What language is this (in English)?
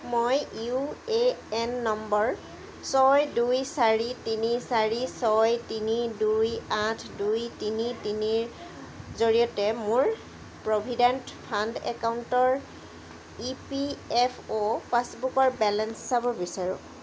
Assamese